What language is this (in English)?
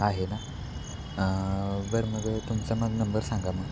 Marathi